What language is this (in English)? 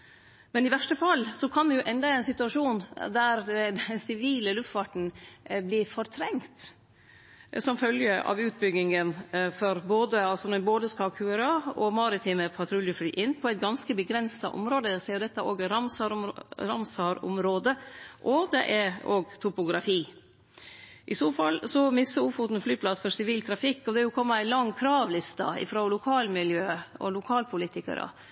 Norwegian Nynorsk